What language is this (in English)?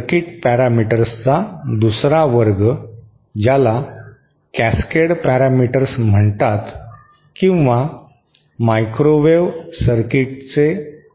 Marathi